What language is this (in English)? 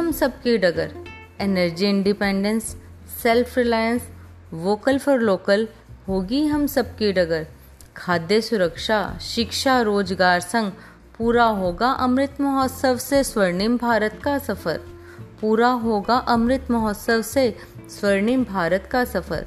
Hindi